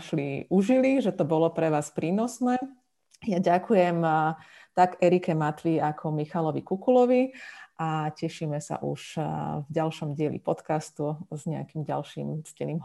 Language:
Slovak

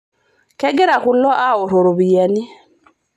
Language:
Masai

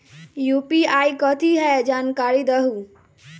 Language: Magahi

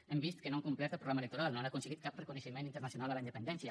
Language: Catalan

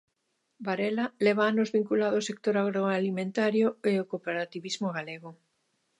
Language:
Galician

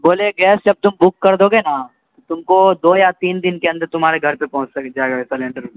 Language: Urdu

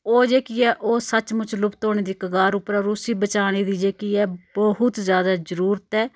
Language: Dogri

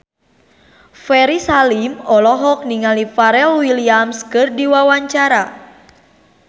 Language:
Sundanese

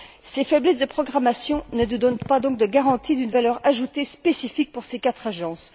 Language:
French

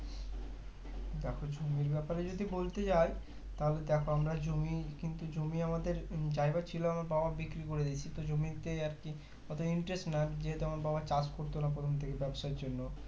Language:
Bangla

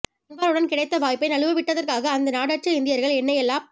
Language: Tamil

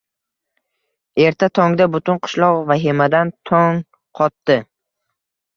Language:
Uzbek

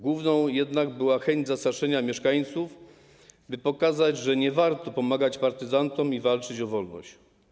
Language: Polish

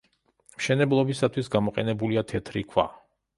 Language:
Georgian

